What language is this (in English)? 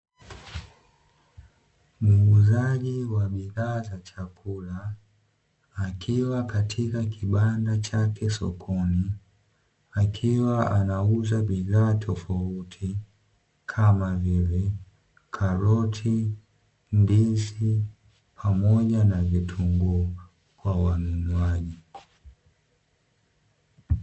Swahili